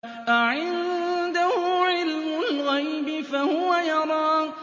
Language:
Arabic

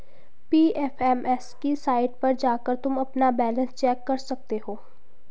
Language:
Hindi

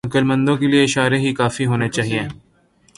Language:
Urdu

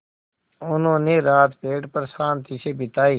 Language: Hindi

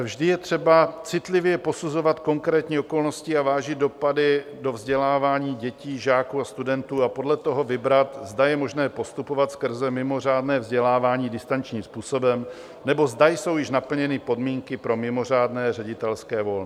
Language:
Czech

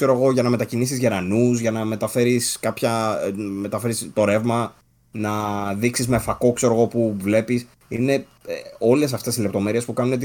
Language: Greek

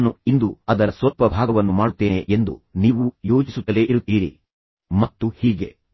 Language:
Kannada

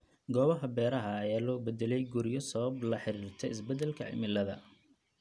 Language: Somali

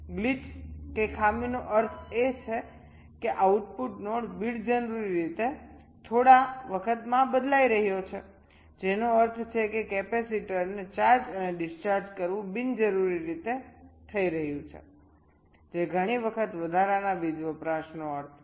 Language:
Gujarati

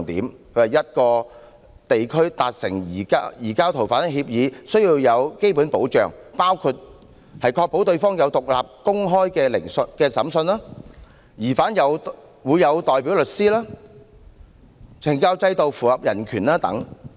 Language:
Cantonese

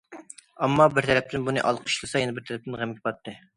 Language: Uyghur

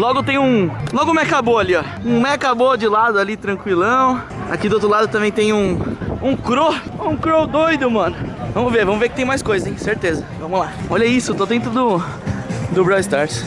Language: Portuguese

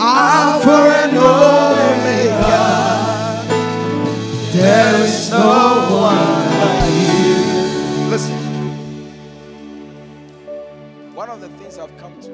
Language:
English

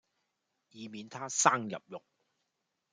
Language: Cantonese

